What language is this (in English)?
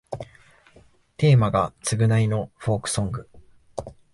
Japanese